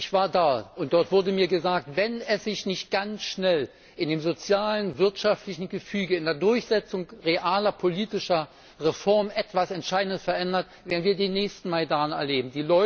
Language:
German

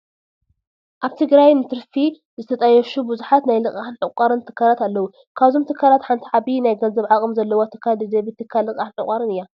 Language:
Tigrinya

